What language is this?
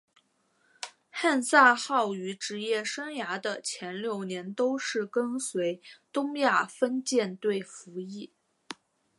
Chinese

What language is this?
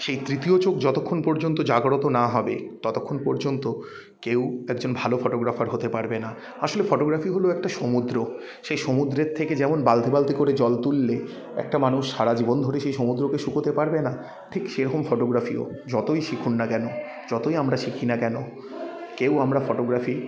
Bangla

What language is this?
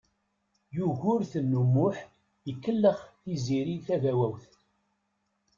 Kabyle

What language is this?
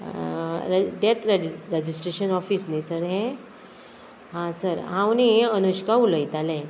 Konkani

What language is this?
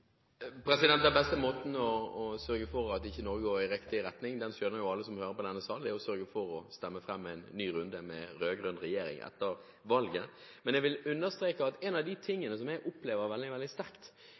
Norwegian Bokmål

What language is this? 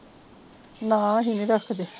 Punjabi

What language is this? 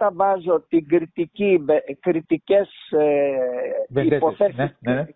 Greek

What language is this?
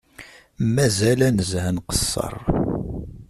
Kabyle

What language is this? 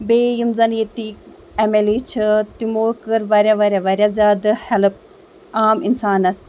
Kashmiri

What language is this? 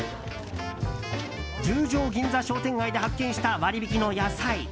Japanese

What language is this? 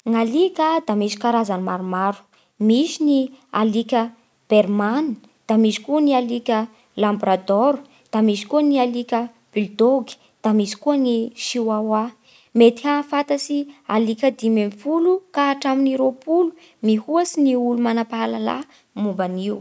Bara Malagasy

